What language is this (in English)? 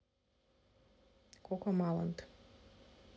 Russian